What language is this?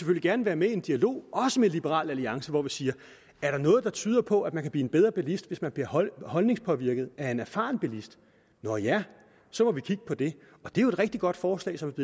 Danish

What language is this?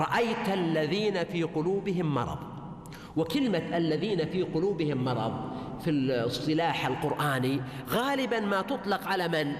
Arabic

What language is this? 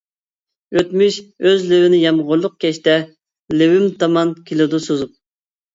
Uyghur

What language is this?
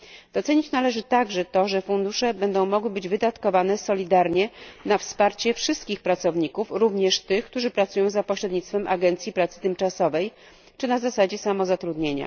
Polish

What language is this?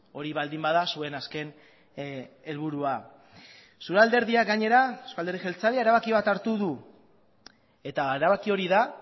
Basque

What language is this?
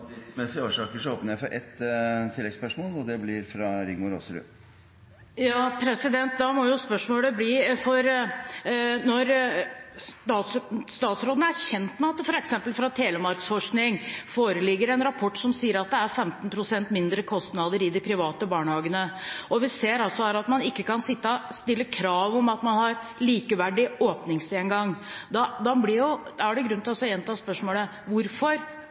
Norwegian Bokmål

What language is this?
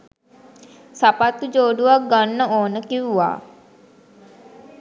Sinhala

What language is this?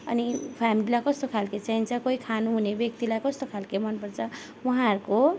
Nepali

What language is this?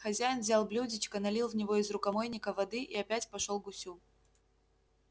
Russian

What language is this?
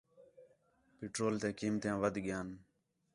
Khetrani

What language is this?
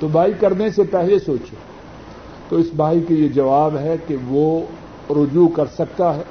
Urdu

